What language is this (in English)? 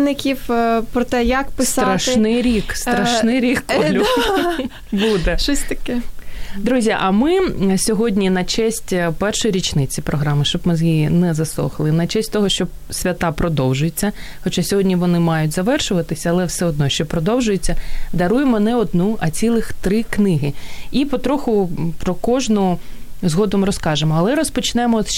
Ukrainian